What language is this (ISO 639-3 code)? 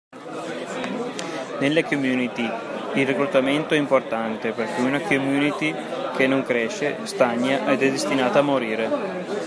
ita